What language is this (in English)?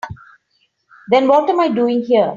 English